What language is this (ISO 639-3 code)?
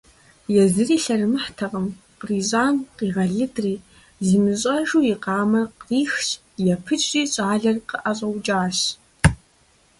kbd